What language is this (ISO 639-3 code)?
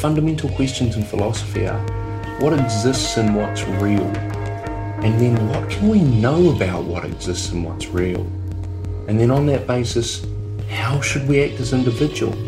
eng